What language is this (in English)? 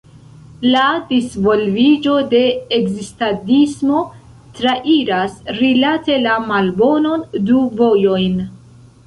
Esperanto